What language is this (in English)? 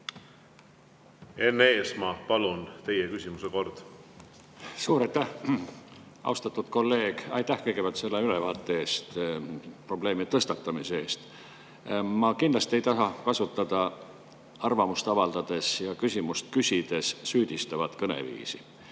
Estonian